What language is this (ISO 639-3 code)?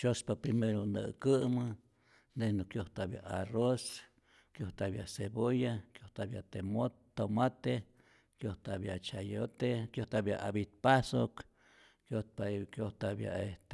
zor